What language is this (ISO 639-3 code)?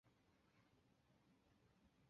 zho